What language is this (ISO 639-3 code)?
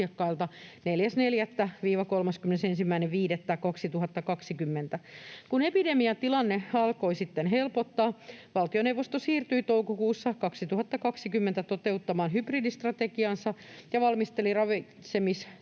fin